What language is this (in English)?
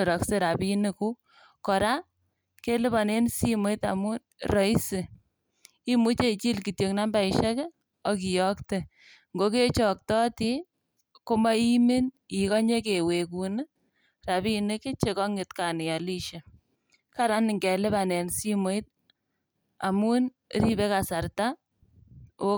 Kalenjin